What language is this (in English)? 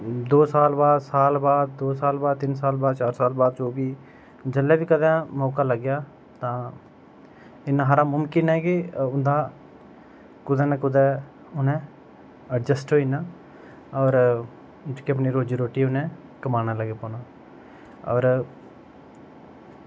Dogri